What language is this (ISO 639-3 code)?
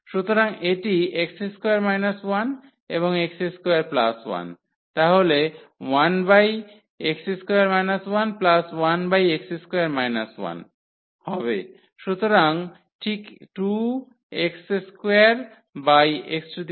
ben